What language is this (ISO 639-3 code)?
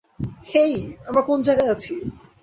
ben